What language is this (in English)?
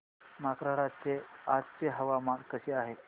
Marathi